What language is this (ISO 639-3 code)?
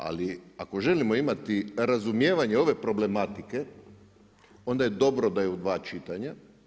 hrv